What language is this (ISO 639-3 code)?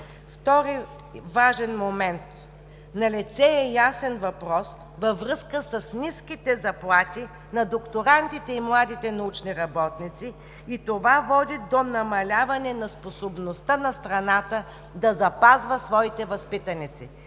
bul